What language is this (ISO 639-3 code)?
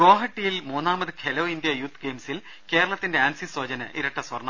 mal